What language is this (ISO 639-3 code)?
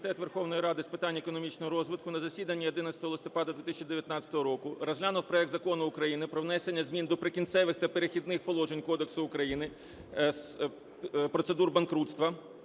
ukr